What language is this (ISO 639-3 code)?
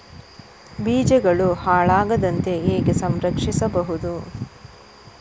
kan